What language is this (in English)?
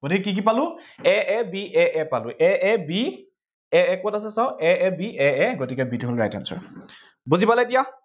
Assamese